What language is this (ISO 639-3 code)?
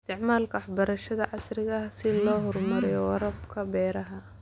som